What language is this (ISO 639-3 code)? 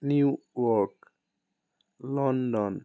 asm